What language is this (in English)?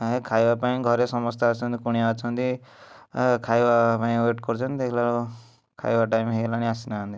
Odia